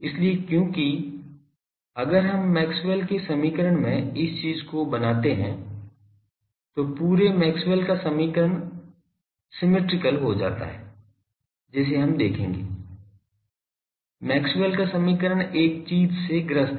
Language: Hindi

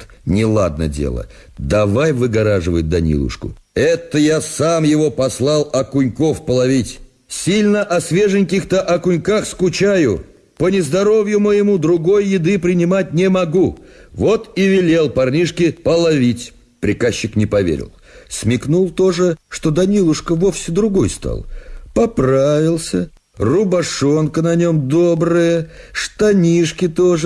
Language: Russian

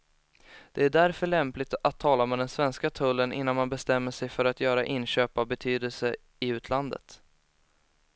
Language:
Swedish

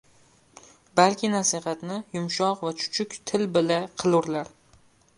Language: Uzbek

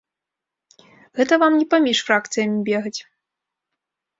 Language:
Belarusian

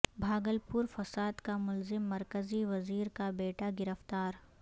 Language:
Urdu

